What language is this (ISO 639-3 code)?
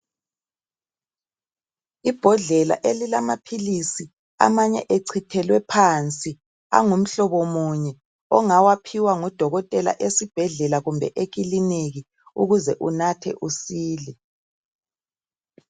nde